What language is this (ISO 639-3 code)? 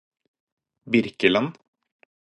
nob